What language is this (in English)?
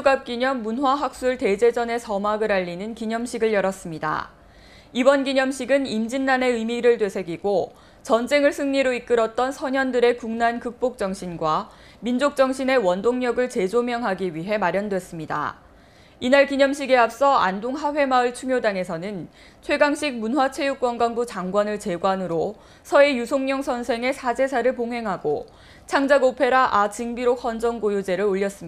Korean